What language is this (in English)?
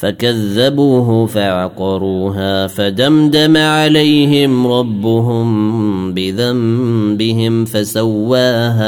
Arabic